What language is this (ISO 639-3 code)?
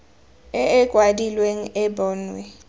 tsn